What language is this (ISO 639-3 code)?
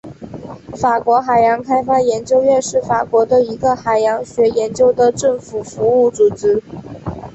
zho